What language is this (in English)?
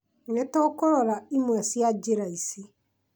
Kikuyu